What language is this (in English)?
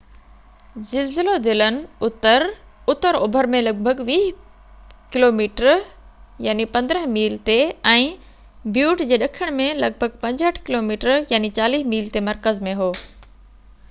Sindhi